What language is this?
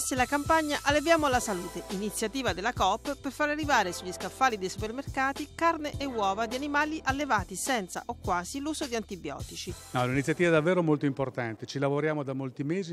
Italian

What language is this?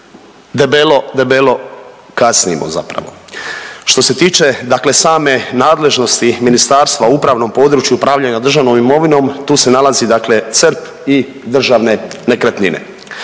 Croatian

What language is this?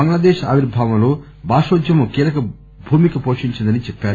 Telugu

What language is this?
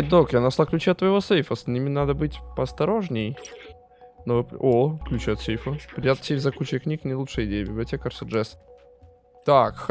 Russian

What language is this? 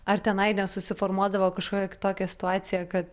Lithuanian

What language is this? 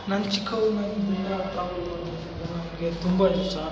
Kannada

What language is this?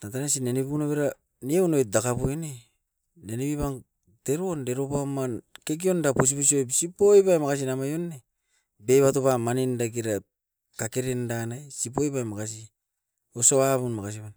Askopan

